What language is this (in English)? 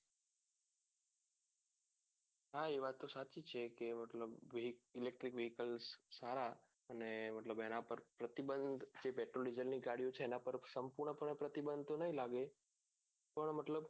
Gujarati